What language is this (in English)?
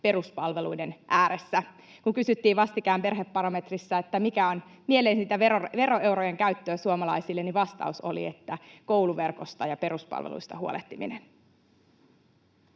Finnish